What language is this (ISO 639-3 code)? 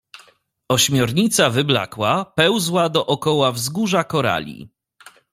pol